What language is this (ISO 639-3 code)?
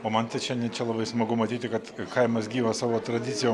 lit